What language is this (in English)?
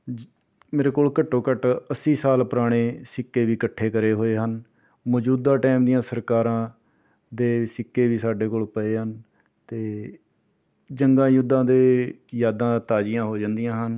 Punjabi